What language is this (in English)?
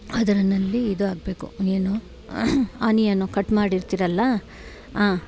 Kannada